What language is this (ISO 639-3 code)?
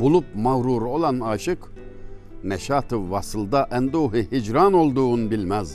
tur